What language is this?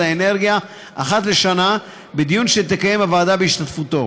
Hebrew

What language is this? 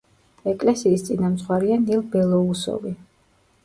Georgian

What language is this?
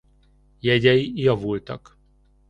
Hungarian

